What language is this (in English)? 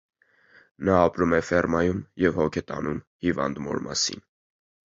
Armenian